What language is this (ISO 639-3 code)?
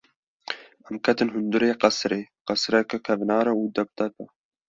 kur